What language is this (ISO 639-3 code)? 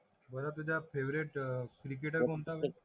mar